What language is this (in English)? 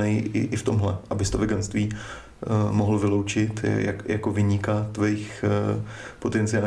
Czech